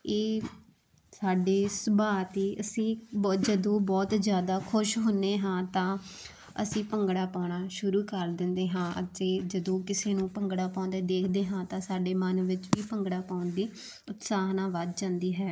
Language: Punjabi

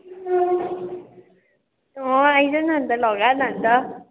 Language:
Nepali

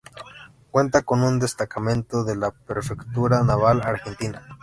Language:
Spanish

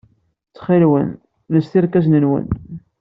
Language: Kabyle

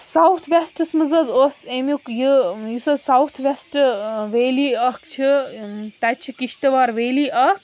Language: Kashmiri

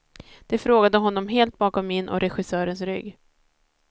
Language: Swedish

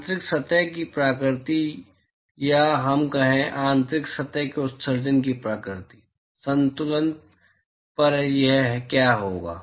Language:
Hindi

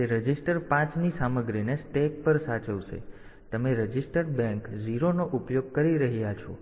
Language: Gujarati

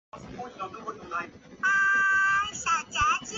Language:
Chinese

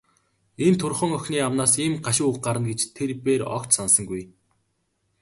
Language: Mongolian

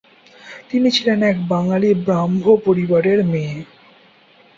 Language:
Bangla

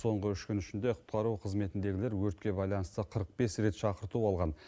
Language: Kazakh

